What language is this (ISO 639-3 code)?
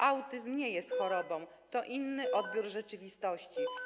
pol